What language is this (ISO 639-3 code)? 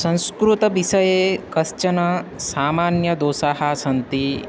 san